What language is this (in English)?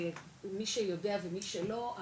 Hebrew